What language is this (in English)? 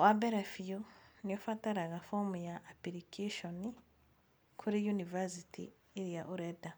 Kikuyu